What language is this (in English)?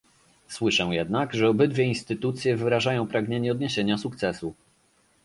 Polish